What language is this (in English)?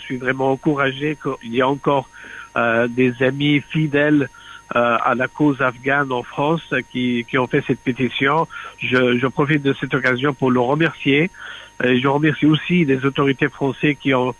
French